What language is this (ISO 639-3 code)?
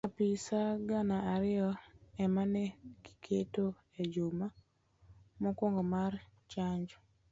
luo